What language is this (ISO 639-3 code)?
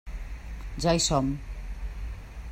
cat